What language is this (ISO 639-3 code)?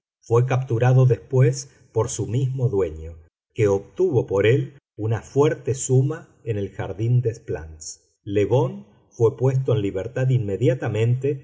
spa